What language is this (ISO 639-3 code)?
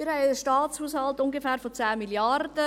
gsw